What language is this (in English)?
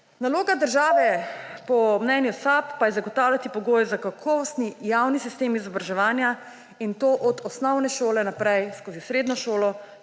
Slovenian